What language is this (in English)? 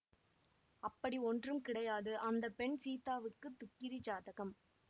Tamil